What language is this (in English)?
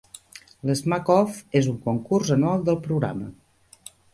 Catalan